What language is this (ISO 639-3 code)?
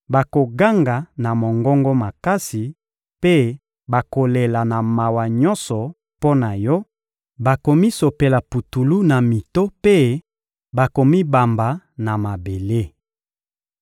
lin